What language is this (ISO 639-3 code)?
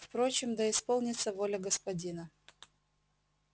rus